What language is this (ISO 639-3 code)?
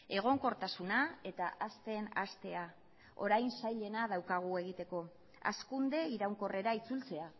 eus